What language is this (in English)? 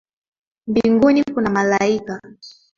Swahili